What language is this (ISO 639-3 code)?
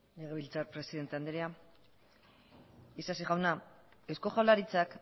eus